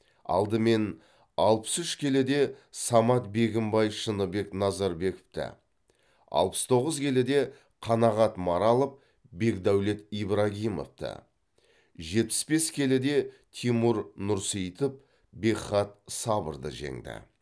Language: Kazakh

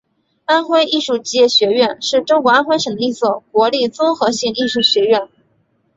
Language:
Chinese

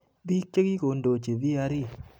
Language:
Kalenjin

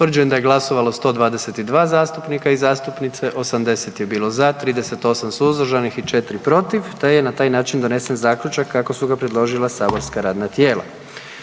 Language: Croatian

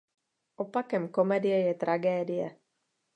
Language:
Czech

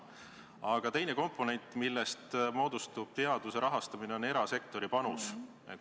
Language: Estonian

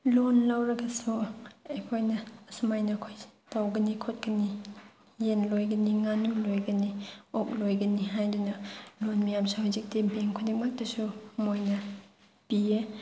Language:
Manipuri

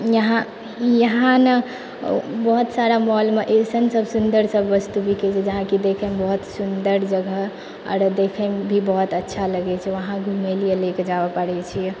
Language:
Maithili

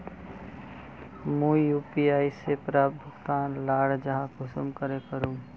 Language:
Magahi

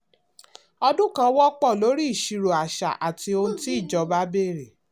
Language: Yoruba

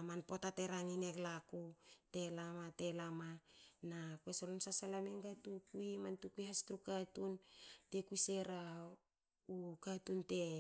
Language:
Hakö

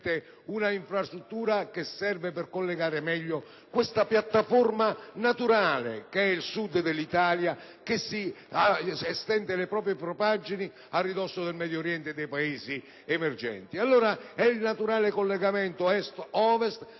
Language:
Italian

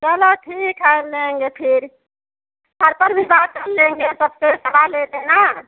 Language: Hindi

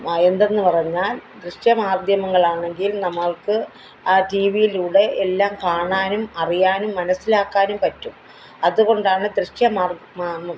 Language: Malayalam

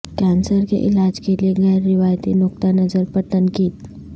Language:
Urdu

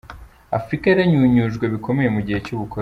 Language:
Kinyarwanda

